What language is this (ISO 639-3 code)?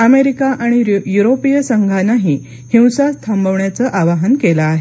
mar